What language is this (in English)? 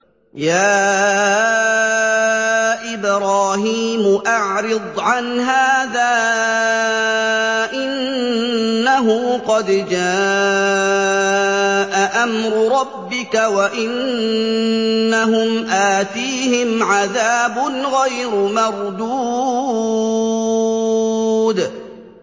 Arabic